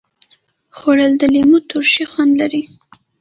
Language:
Pashto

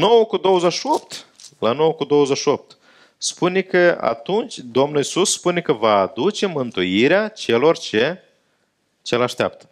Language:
Romanian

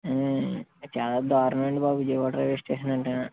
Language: Telugu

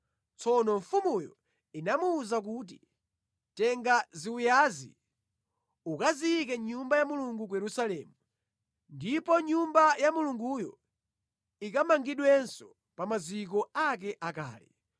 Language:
Nyanja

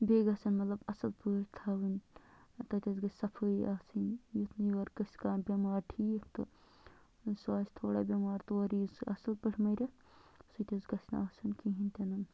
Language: Kashmiri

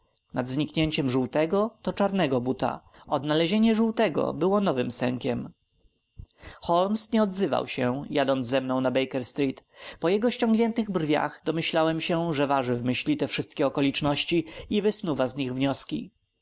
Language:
Polish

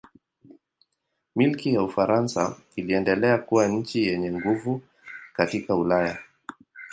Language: Swahili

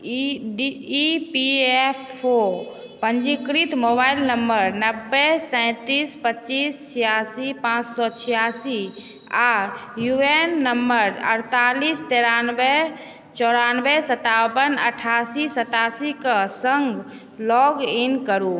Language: Maithili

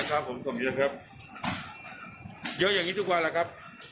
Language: Thai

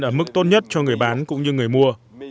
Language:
Vietnamese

